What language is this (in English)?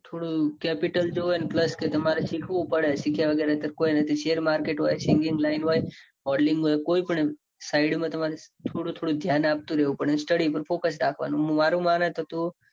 Gujarati